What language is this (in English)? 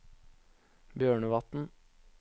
Norwegian